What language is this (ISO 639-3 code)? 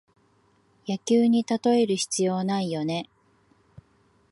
jpn